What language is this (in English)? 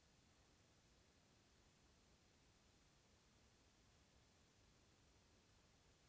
Telugu